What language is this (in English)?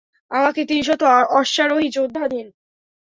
Bangla